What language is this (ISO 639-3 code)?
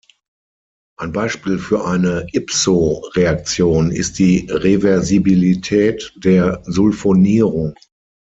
deu